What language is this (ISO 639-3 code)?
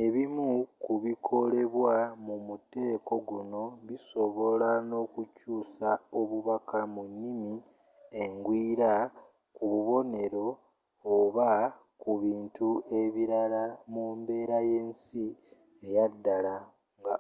lug